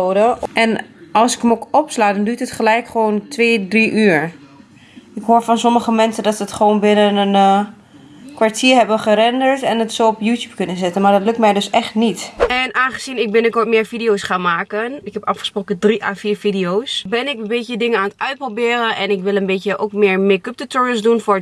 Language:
Dutch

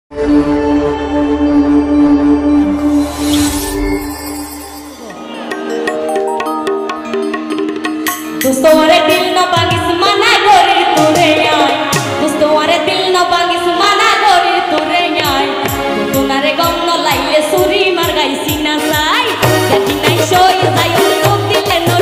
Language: Thai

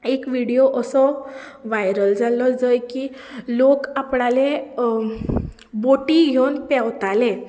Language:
Konkani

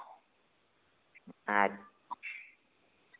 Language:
Dogri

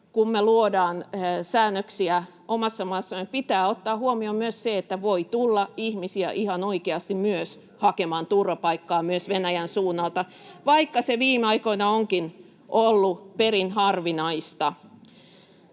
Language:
Finnish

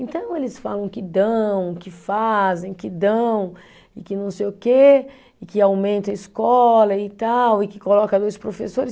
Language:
Portuguese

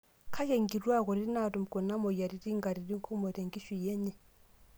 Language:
Masai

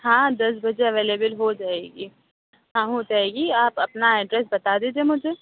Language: Urdu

